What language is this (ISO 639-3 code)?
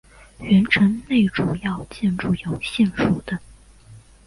zho